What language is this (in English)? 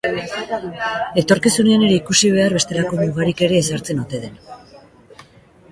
Basque